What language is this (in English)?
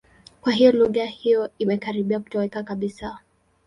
Swahili